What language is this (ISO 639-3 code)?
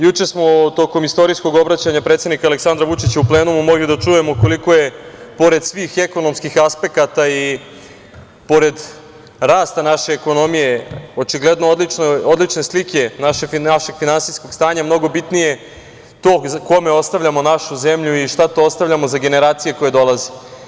srp